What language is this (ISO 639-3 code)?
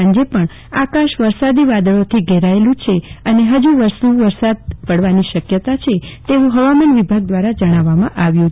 guj